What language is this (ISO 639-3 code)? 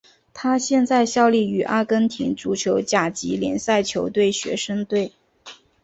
zho